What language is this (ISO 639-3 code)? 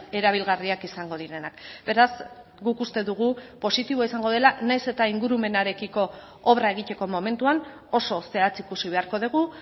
eus